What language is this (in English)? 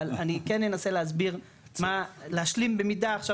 Hebrew